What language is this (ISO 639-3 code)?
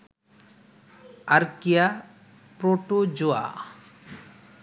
ben